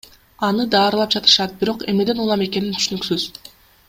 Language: Kyrgyz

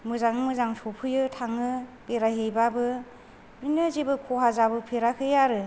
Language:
Bodo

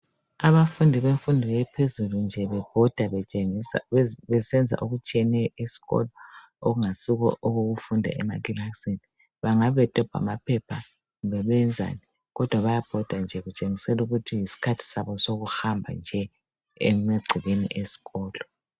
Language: North Ndebele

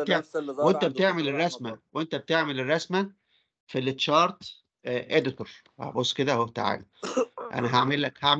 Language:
Arabic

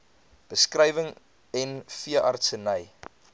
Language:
Afrikaans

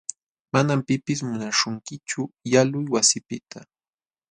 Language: Jauja Wanca Quechua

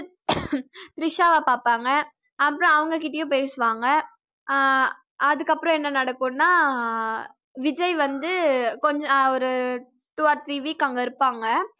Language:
Tamil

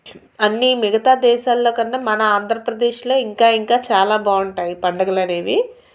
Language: Telugu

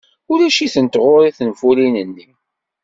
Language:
Kabyle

